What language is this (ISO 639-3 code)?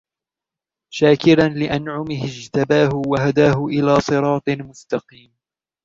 ara